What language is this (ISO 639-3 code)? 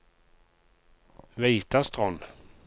nor